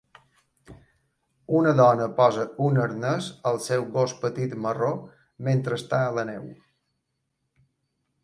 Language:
Catalan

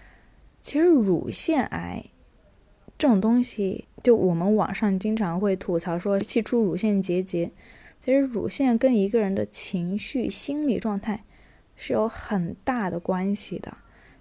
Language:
Chinese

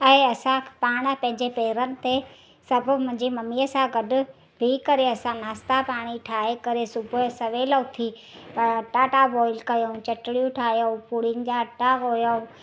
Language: Sindhi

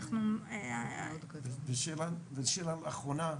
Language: Hebrew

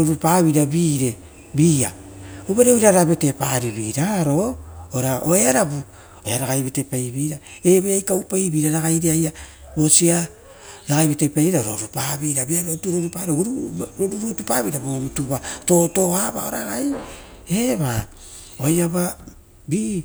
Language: Rotokas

